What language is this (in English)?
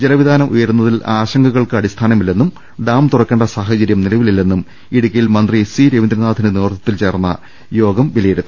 Malayalam